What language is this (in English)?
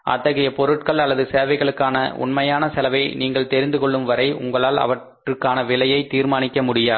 Tamil